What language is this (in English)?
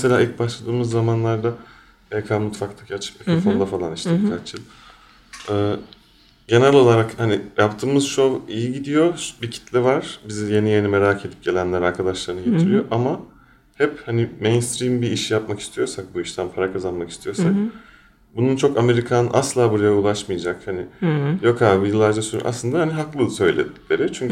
Turkish